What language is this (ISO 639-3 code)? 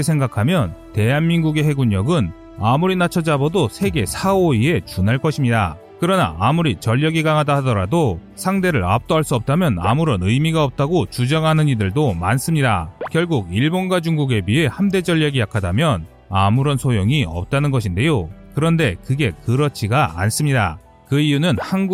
kor